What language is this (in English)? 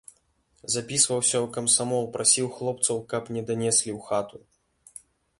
Belarusian